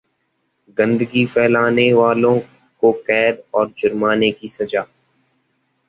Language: Hindi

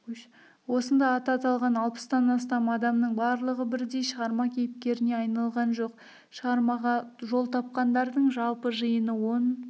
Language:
Kazakh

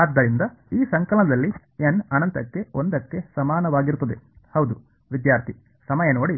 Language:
Kannada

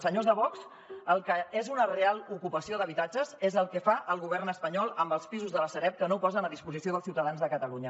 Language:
Catalan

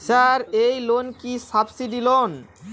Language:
Bangla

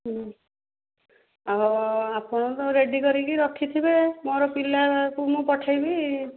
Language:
Odia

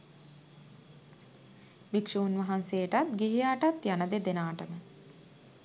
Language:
Sinhala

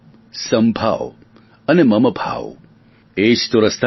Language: Gujarati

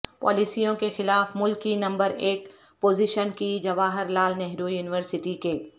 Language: Urdu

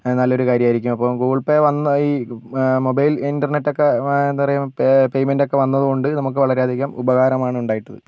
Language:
Malayalam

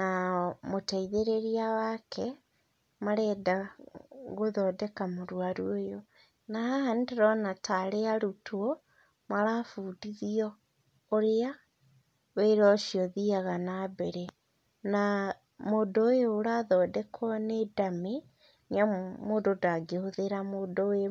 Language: Kikuyu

